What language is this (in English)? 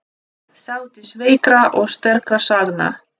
Icelandic